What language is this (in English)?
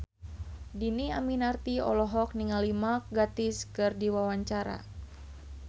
Sundanese